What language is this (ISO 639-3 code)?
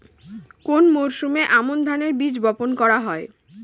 ben